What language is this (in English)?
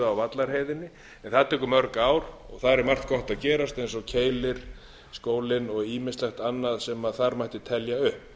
Icelandic